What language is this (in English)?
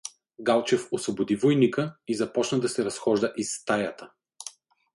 Bulgarian